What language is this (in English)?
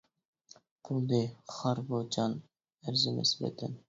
Uyghur